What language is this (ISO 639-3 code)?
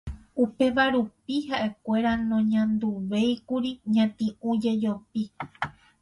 grn